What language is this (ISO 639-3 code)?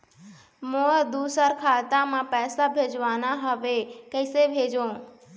hne